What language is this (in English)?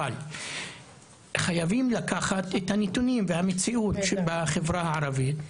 Hebrew